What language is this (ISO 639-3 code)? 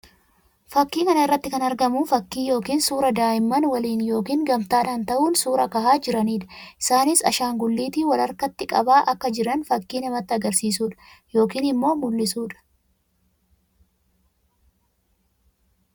orm